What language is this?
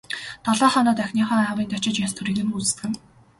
Mongolian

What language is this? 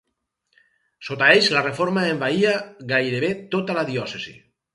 Catalan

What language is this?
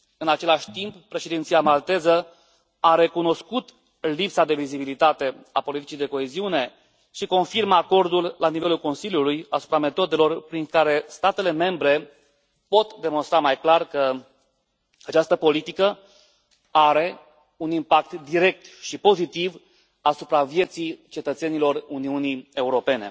Romanian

